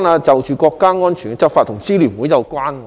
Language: Cantonese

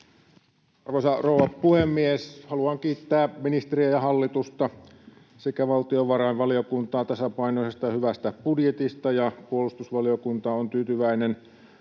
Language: Finnish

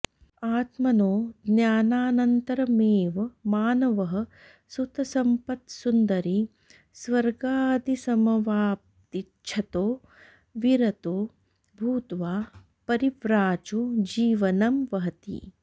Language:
Sanskrit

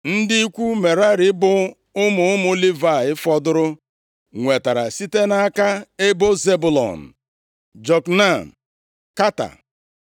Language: Igbo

